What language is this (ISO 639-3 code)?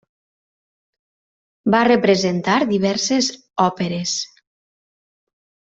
cat